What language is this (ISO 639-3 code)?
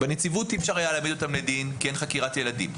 heb